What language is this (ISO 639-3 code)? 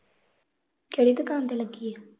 pan